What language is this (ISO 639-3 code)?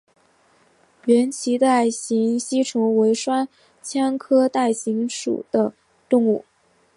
zho